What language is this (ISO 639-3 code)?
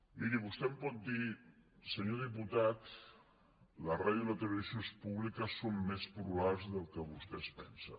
cat